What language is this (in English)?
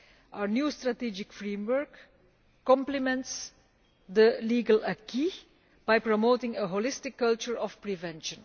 English